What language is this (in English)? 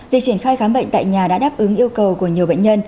Vietnamese